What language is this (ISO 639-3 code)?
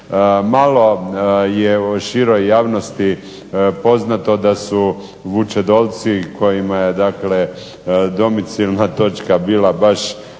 hrv